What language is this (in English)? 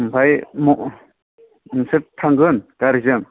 Bodo